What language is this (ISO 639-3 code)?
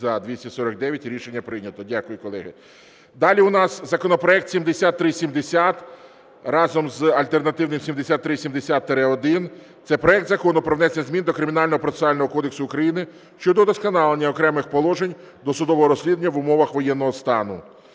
ukr